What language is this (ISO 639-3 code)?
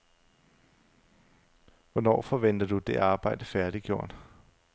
dan